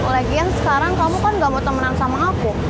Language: Indonesian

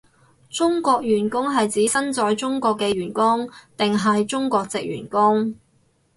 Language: Cantonese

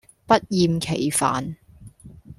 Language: Cantonese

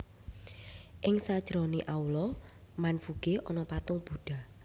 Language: Javanese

